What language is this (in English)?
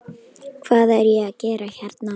Icelandic